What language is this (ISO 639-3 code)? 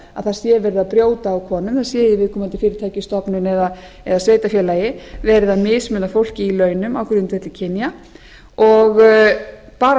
isl